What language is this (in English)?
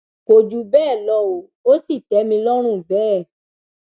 Yoruba